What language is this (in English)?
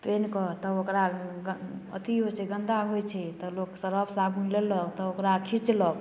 Maithili